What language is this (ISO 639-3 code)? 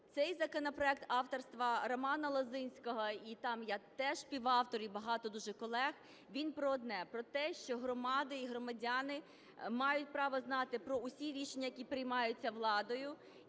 ukr